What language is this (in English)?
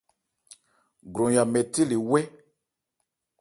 Ebrié